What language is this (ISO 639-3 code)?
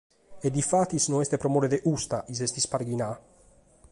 srd